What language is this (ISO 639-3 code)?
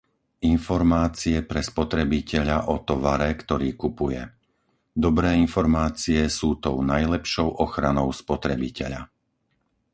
slk